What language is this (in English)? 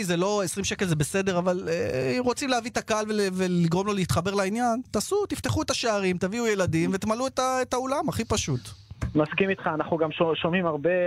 Hebrew